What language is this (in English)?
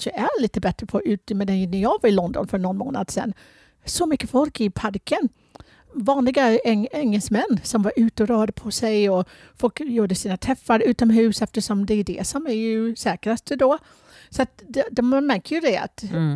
Swedish